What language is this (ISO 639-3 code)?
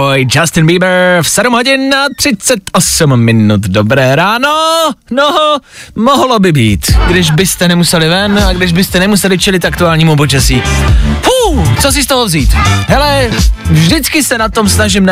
ces